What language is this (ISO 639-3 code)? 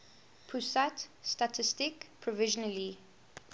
eng